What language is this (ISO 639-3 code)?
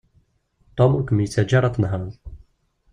kab